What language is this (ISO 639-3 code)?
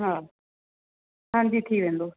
snd